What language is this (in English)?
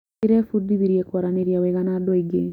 Kikuyu